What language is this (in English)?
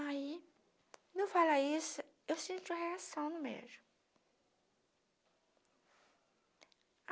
Portuguese